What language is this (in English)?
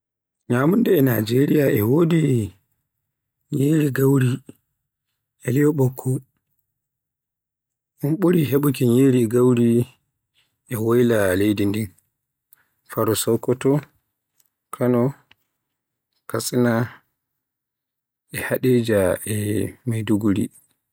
Borgu Fulfulde